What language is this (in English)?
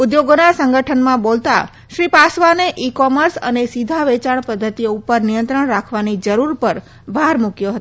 Gujarati